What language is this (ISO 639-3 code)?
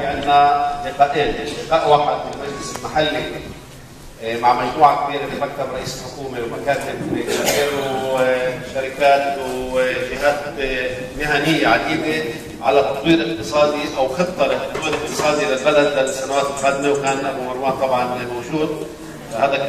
ara